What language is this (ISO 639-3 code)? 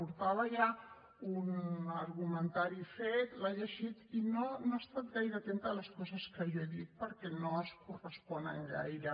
cat